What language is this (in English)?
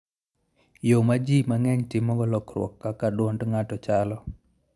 Luo (Kenya and Tanzania)